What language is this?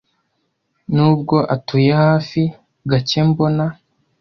Kinyarwanda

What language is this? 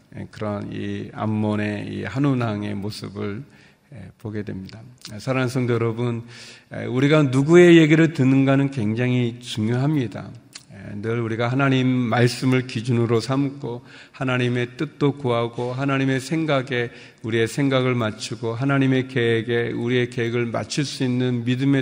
Korean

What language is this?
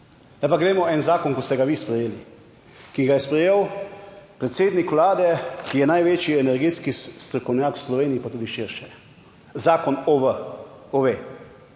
Slovenian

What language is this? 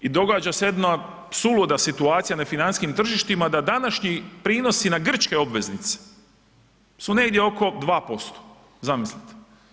Croatian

